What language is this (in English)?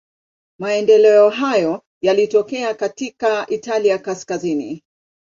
Swahili